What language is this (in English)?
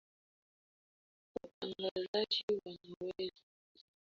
Swahili